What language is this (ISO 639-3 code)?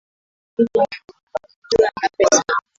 swa